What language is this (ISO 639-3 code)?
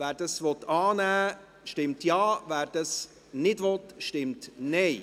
gsw